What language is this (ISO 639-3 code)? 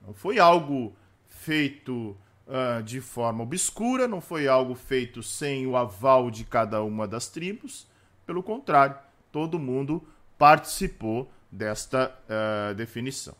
por